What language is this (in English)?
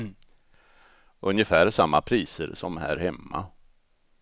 Swedish